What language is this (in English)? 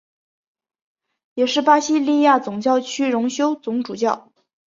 Chinese